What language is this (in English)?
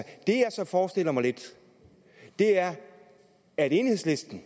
Danish